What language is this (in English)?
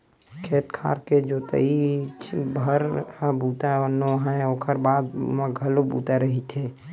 Chhattisgarhi